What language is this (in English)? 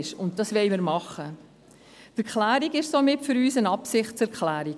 Swiss German